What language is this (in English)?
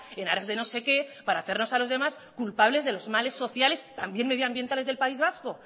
Spanish